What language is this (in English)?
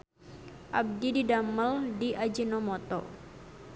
Sundanese